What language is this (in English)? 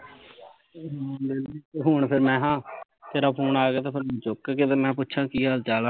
Punjabi